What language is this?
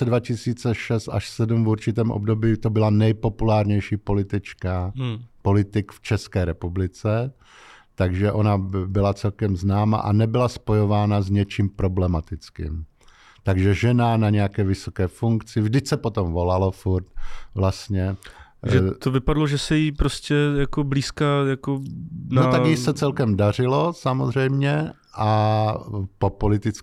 Czech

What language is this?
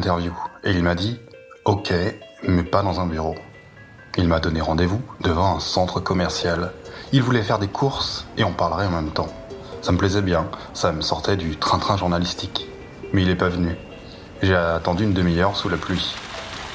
French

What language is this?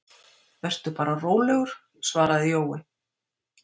Icelandic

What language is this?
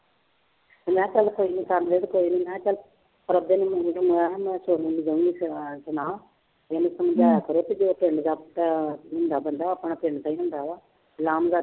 Punjabi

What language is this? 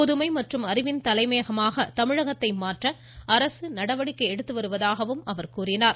Tamil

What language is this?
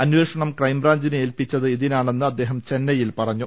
Malayalam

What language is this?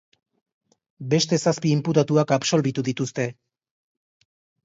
Basque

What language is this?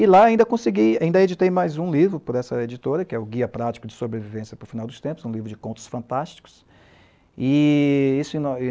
Portuguese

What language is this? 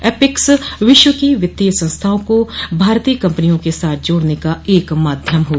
Hindi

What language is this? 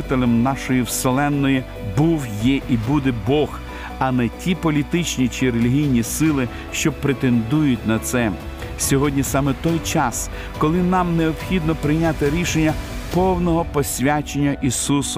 Ukrainian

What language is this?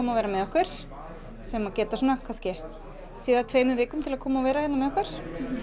Icelandic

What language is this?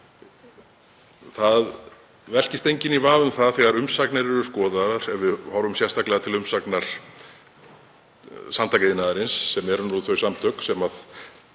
Icelandic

